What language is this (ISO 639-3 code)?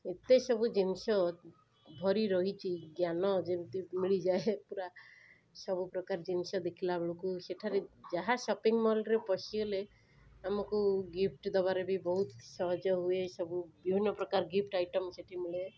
ori